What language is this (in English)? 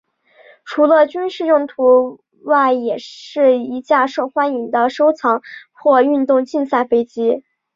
Chinese